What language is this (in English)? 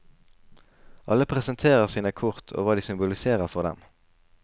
Norwegian